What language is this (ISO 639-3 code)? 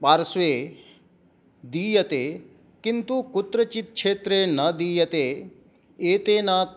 san